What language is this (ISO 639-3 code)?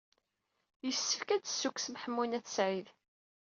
kab